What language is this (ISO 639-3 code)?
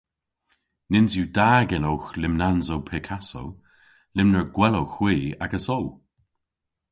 cor